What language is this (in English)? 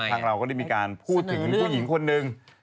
Thai